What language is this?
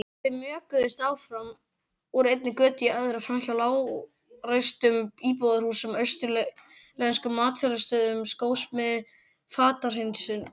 Icelandic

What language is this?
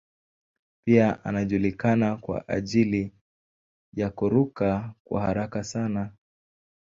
Swahili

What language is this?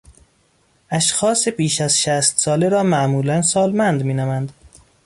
Persian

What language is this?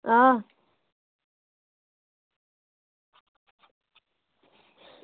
Dogri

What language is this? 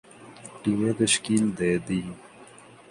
Urdu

